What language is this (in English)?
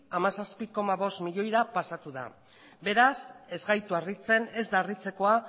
Basque